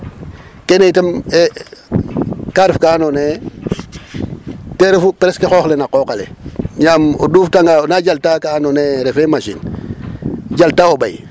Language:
Serer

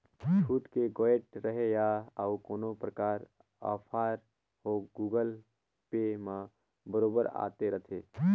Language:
Chhattisgarhi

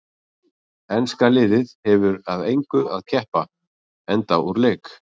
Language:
Icelandic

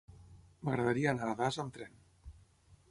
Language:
Catalan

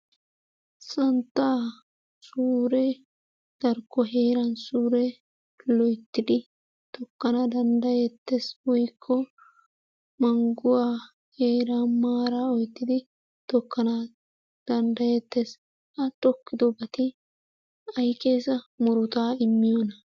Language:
Wolaytta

